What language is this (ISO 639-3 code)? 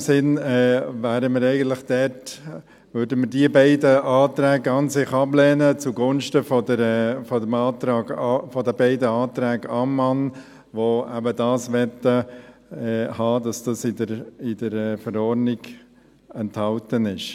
gsw